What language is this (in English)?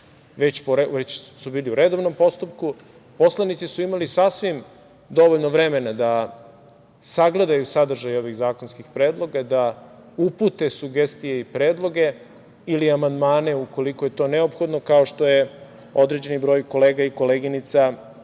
Serbian